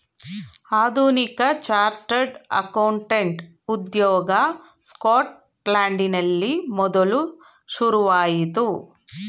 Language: Kannada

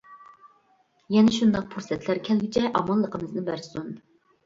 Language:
Uyghur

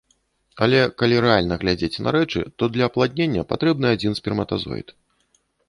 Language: Belarusian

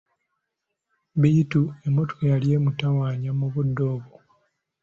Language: Ganda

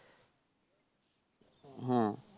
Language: Bangla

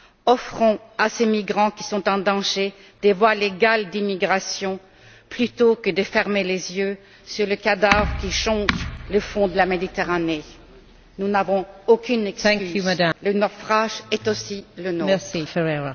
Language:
French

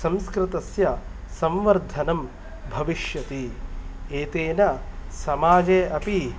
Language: Sanskrit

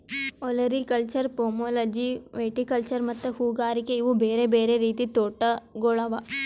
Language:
Kannada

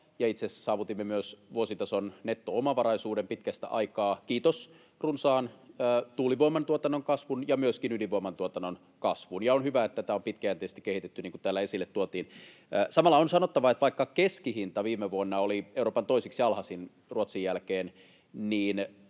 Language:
Finnish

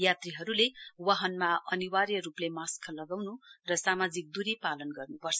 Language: Nepali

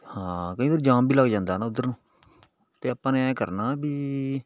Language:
Punjabi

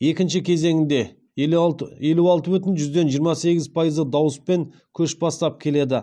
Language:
Kazakh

